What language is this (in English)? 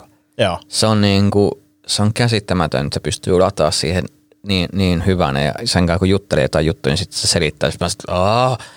Finnish